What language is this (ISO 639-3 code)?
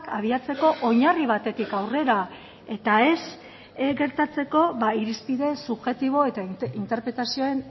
eus